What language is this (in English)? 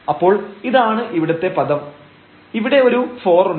Malayalam